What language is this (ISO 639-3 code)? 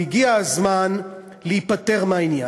heb